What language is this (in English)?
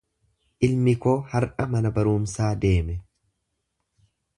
Oromo